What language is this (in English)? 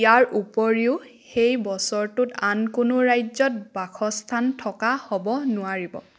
Assamese